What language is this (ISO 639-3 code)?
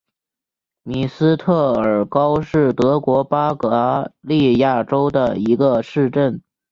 zho